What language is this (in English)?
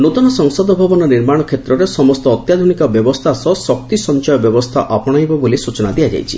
Odia